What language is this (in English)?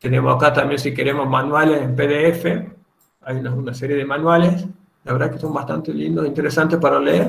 Spanish